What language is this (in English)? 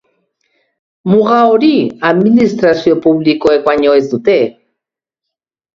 Basque